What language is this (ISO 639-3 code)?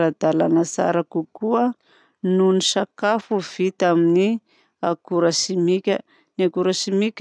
bzc